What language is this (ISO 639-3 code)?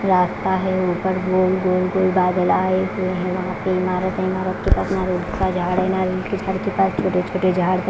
hin